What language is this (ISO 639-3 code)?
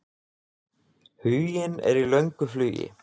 isl